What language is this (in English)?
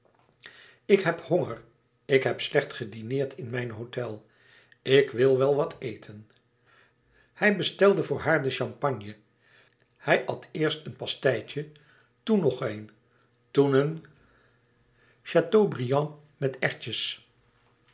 Dutch